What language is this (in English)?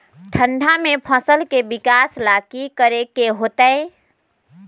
Magahi